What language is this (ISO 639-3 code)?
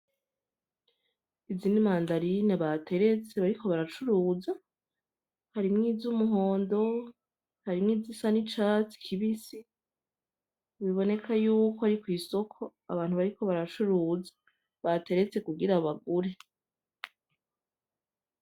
run